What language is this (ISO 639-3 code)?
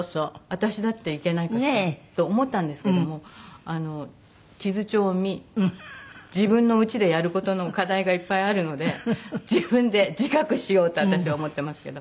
jpn